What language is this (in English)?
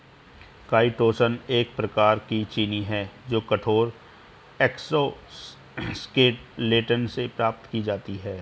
Hindi